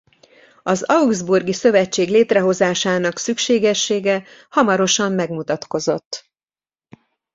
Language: Hungarian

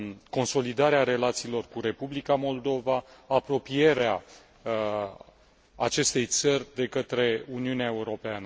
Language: Romanian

